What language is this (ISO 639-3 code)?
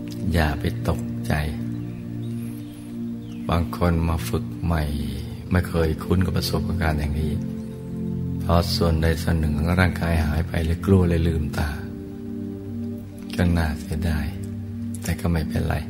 tha